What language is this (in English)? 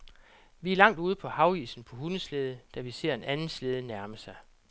Danish